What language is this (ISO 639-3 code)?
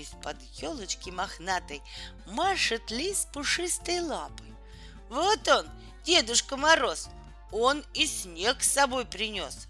rus